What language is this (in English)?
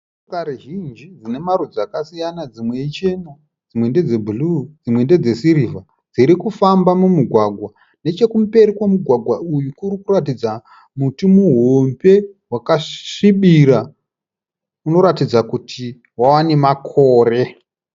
Shona